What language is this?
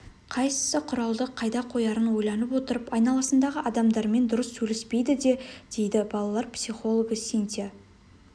Kazakh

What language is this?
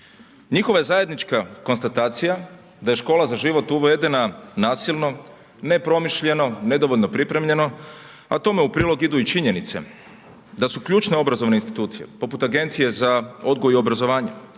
Croatian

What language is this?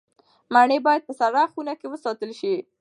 Pashto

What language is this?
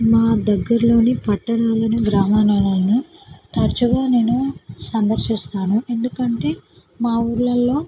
Telugu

